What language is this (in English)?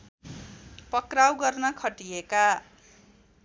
Nepali